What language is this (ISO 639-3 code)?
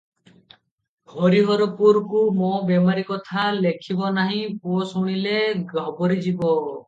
ori